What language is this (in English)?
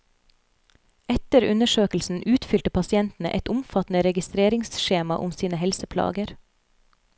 Norwegian